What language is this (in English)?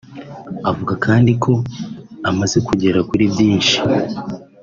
Kinyarwanda